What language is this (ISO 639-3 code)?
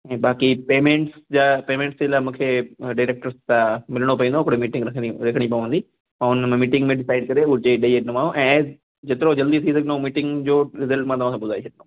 snd